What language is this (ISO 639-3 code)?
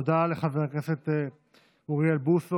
heb